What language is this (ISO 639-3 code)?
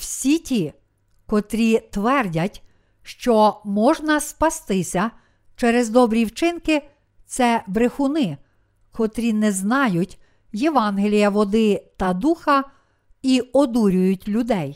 ukr